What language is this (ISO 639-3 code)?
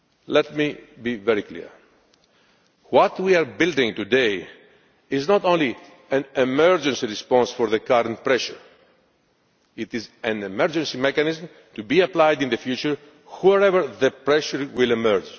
eng